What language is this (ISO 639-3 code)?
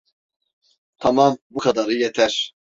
tur